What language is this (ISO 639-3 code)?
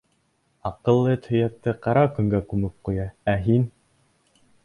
bak